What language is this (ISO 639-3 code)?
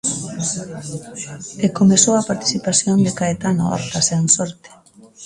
glg